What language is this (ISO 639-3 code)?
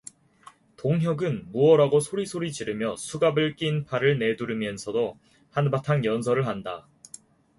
kor